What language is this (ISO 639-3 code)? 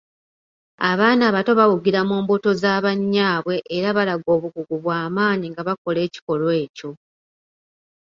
lug